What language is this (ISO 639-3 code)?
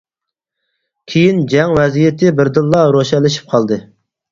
uig